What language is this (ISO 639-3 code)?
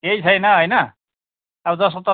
nep